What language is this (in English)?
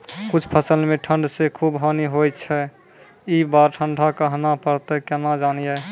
Maithili